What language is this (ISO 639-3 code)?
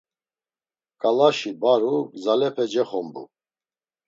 lzz